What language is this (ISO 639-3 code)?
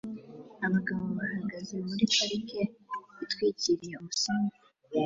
kin